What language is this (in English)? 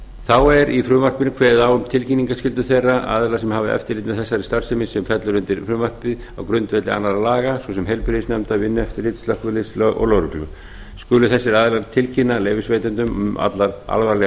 Icelandic